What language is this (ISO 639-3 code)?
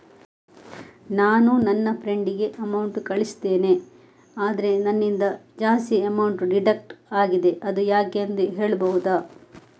kan